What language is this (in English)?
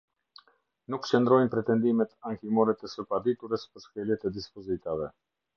Albanian